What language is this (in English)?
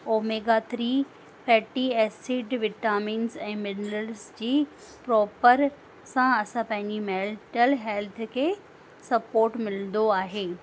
Sindhi